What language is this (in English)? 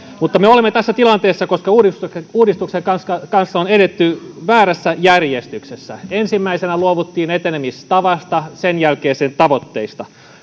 Finnish